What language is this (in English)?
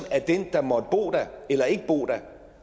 Danish